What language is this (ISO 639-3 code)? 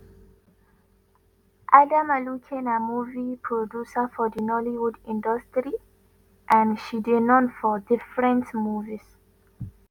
pcm